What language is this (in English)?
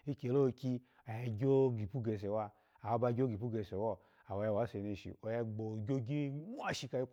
Alago